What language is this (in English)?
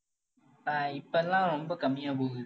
Tamil